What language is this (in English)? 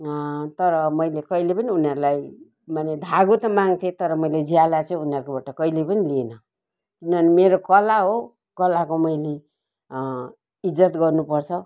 Nepali